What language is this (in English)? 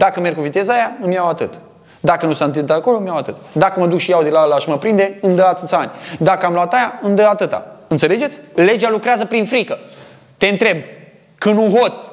Romanian